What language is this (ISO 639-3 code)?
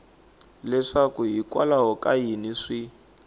tso